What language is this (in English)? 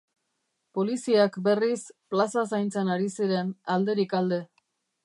Basque